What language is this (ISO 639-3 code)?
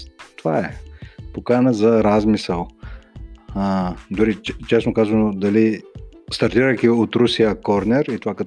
bul